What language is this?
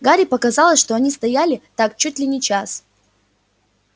Russian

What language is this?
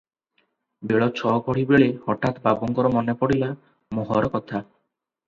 Odia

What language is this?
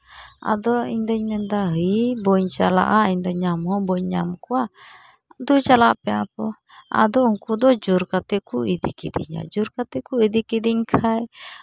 Santali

